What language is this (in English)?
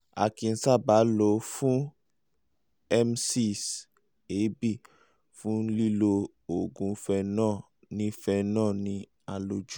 Yoruba